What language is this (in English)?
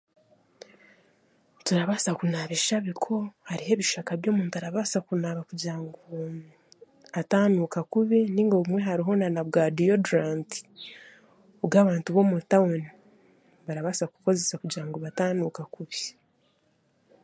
Chiga